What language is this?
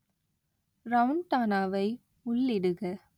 Tamil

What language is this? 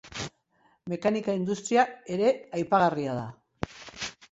Basque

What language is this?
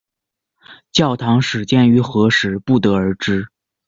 Chinese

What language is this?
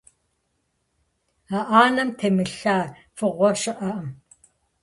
Kabardian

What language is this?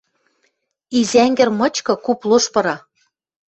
Western Mari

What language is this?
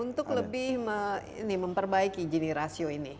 Indonesian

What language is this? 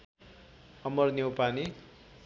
Nepali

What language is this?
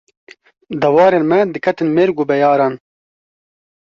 Kurdish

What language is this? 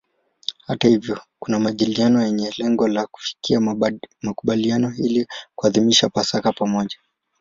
Swahili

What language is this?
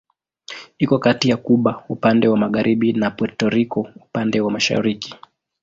Swahili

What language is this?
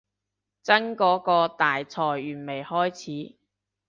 Cantonese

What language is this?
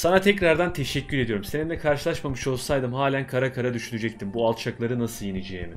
Turkish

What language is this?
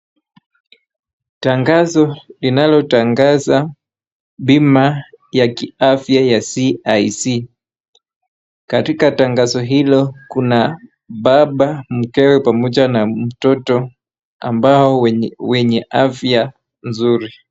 Swahili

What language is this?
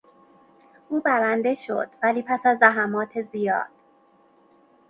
Persian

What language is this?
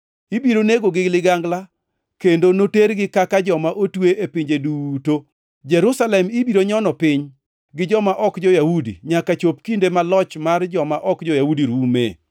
Luo (Kenya and Tanzania)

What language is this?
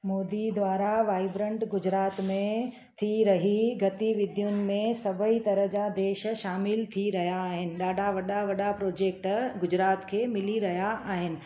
Sindhi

